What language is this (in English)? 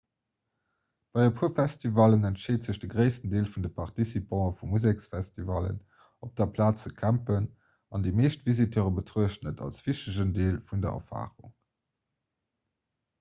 Luxembourgish